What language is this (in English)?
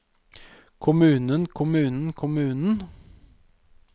Norwegian